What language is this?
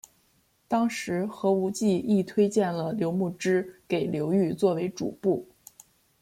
Chinese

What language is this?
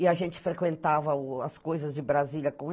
Portuguese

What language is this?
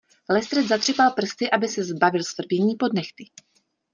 Czech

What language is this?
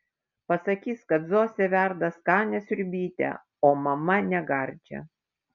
Lithuanian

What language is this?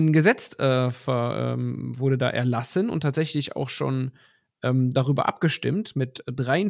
German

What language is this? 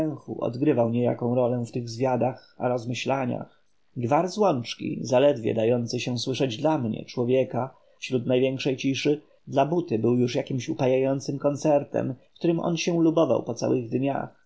Polish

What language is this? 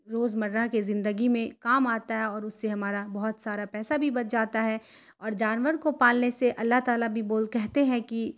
Urdu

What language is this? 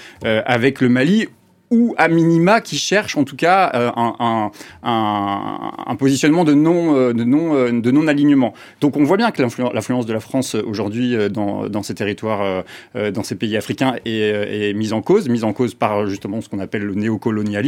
French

